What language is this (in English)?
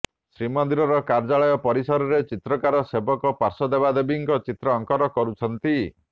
Odia